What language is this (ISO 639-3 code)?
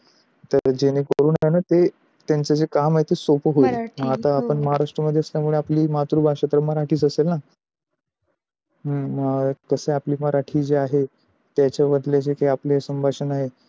mar